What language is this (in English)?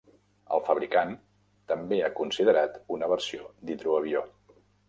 Catalan